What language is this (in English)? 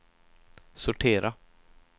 Swedish